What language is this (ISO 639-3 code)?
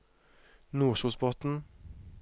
nor